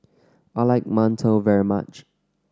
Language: English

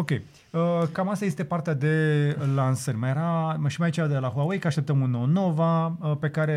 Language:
Romanian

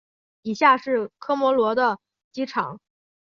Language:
Chinese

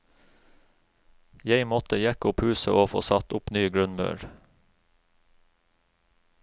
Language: Norwegian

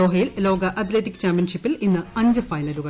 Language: Malayalam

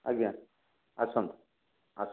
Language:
Odia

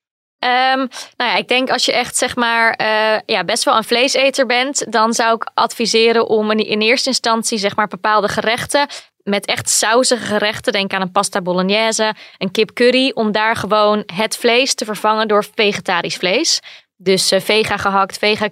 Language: Dutch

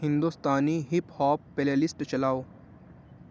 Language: Urdu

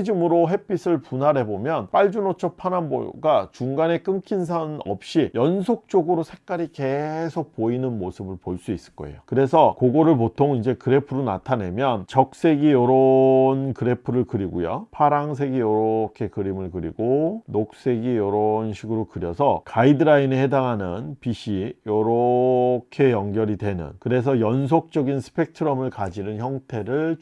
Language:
Korean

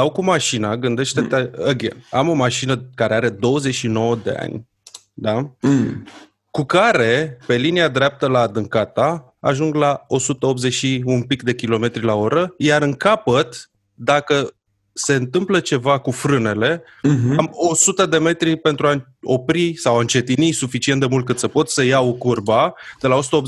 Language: Romanian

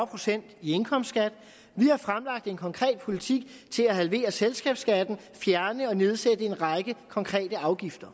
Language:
Danish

